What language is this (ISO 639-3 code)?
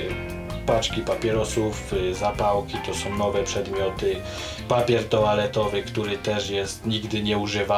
pol